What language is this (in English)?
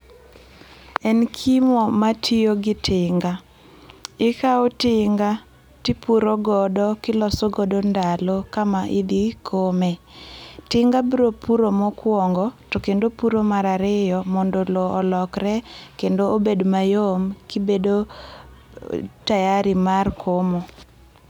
Luo (Kenya and Tanzania)